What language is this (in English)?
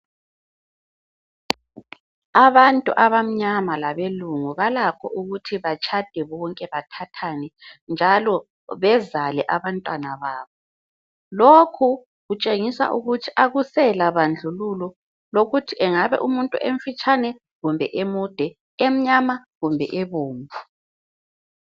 North Ndebele